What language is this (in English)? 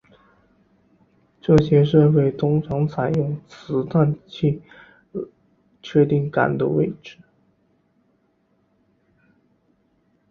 Chinese